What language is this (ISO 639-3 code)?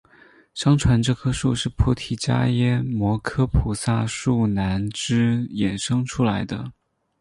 zho